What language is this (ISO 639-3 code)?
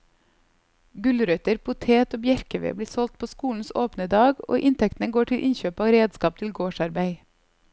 nor